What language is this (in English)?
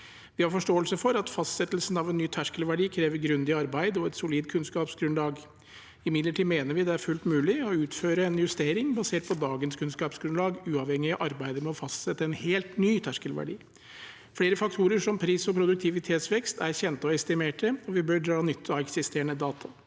Norwegian